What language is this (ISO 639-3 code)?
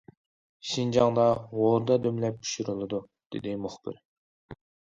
uig